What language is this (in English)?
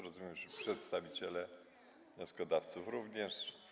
Polish